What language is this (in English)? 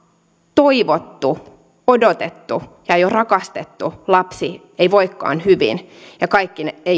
Finnish